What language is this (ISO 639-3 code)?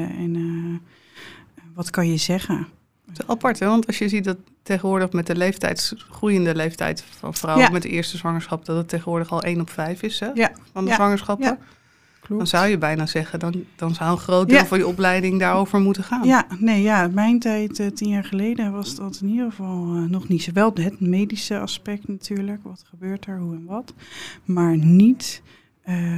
nld